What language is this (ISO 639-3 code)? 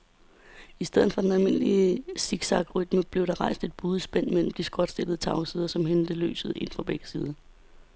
dan